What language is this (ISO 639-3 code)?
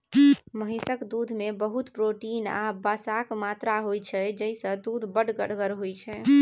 mai